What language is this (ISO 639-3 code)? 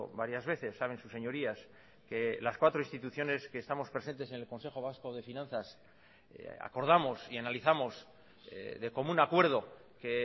spa